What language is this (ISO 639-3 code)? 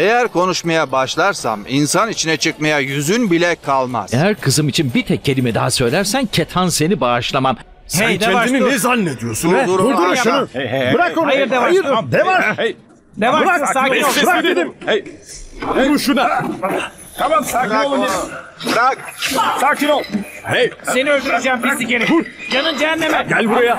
tur